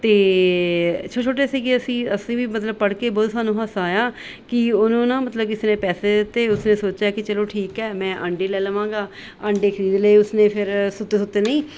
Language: Punjabi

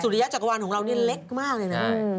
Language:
Thai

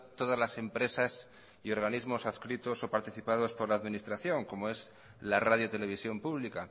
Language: Spanish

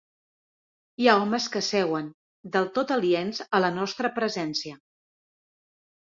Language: Catalan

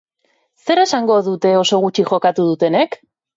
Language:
Basque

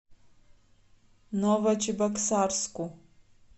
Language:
Russian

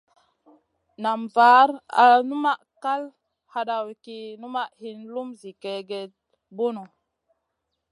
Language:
Masana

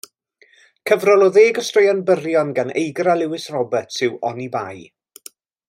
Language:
Welsh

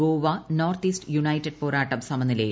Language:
Malayalam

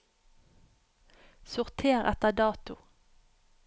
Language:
Norwegian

